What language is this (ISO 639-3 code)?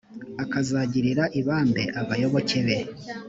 kin